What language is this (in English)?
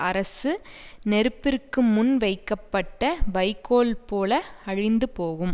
Tamil